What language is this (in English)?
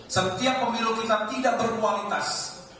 Indonesian